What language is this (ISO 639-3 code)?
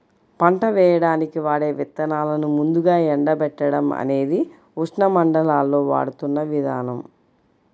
tel